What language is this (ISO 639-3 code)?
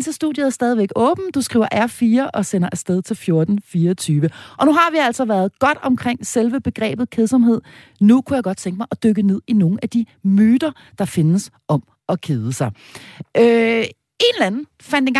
dan